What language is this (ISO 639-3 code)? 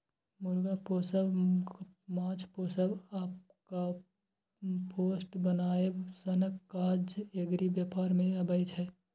mai